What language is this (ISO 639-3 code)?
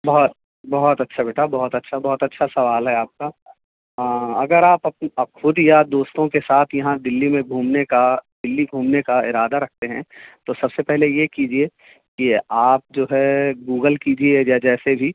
urd